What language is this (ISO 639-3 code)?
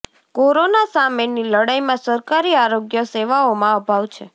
guj